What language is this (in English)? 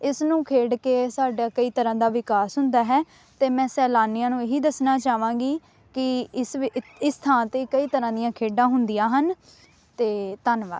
Punjabi